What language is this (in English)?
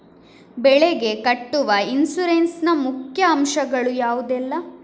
Kannada